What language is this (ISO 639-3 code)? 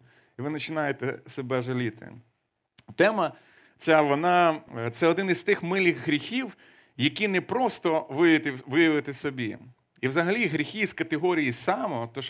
ukr